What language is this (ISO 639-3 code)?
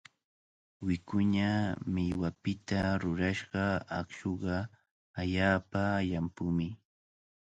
qvl